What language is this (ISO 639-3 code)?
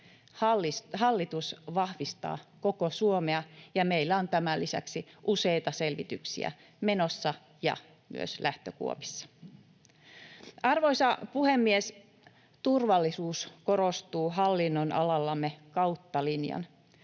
fin